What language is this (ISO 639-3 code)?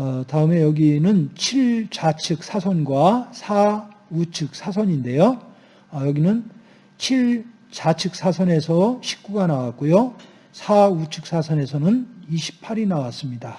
kor